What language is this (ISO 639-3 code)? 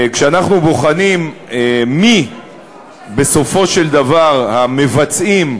heb